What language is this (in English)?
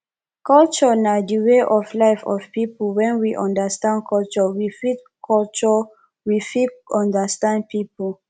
Nigerian Pidgin